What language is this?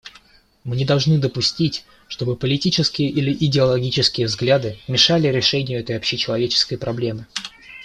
Russian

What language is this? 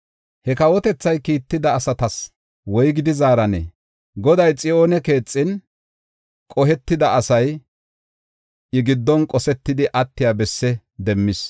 Gofa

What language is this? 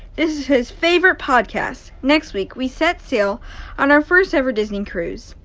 English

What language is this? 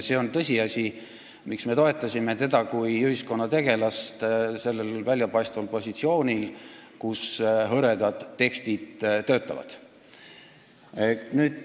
Estonian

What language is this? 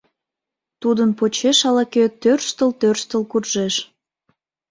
Mari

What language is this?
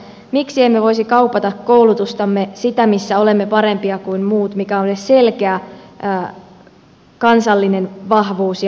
Finnish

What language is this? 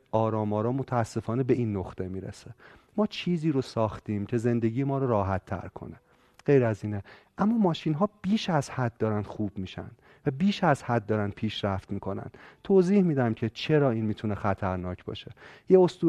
Persian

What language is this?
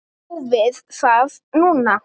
Icelandic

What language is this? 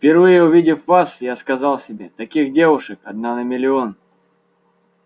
Russian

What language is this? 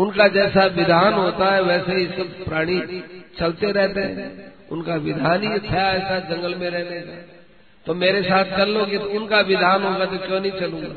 Hindi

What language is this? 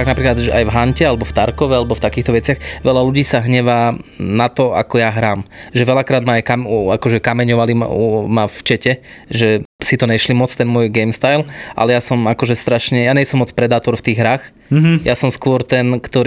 Slovak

